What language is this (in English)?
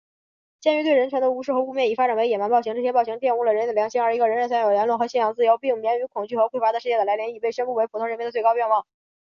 Chinese